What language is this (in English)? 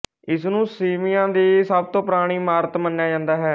Punjabi